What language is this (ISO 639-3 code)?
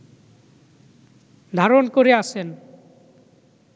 ben